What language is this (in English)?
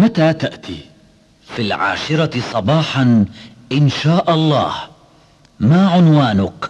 Arabic